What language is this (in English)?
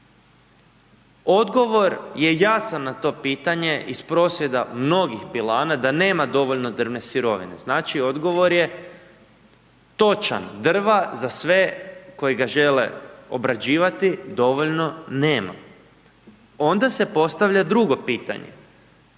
Croatian